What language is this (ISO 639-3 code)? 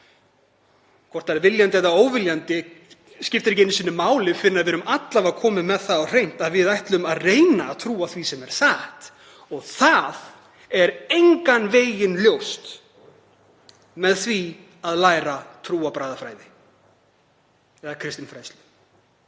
isl